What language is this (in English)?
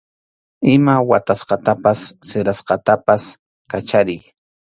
Arequipa-La Unión Quechua